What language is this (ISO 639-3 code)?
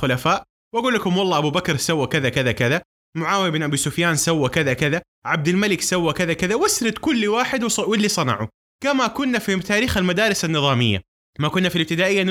ara